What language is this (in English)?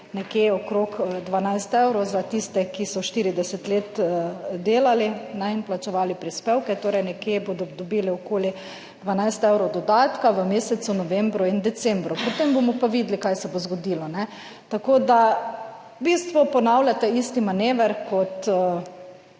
Slovenian